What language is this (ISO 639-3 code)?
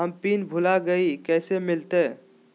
mag